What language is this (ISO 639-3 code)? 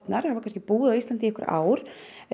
isl